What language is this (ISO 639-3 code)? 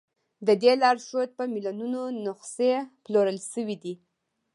pus